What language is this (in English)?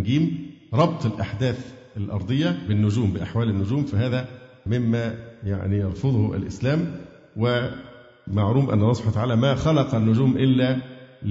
Arabic